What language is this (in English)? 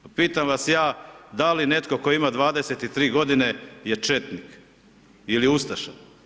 Croatian